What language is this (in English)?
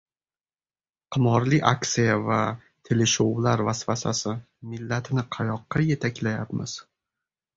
Uzbek